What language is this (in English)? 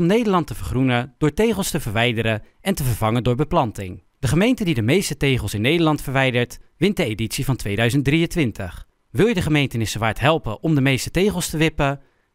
Dutch